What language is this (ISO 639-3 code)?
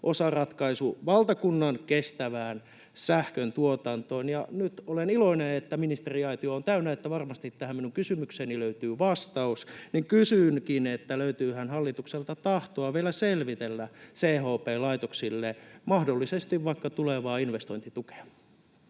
fin